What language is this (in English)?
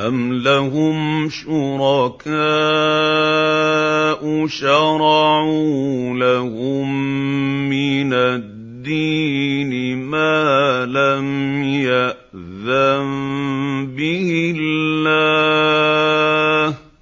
Arabic